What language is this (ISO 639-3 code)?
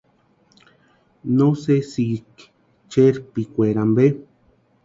pua